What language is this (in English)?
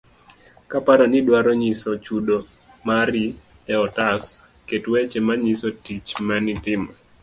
Luo (Kenya and Tanzania)